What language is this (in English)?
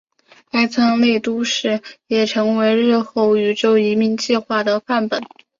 Chinese